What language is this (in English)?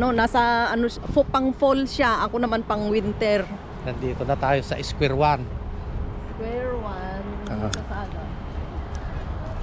Filipino